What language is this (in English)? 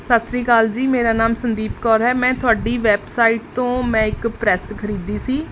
Punjabi